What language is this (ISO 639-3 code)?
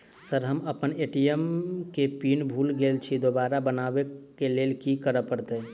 mai